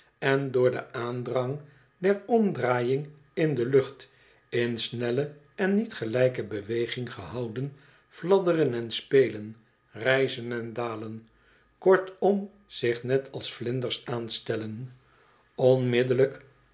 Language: Dutch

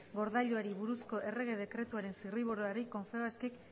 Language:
Basque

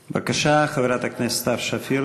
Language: Hebrew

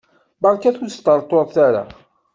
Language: Kabyle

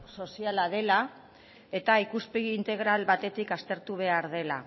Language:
Basque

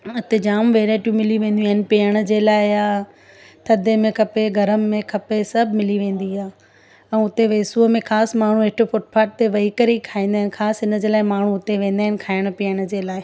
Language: Sindhi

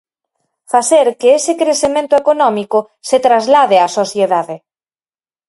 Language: Galician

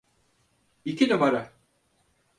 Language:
Turkish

